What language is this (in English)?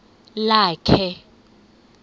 Xhosa